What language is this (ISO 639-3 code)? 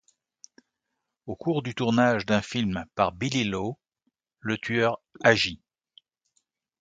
fra